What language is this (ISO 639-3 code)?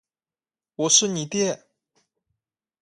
zho